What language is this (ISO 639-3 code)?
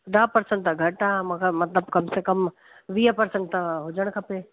snd